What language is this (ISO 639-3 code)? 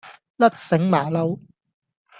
yue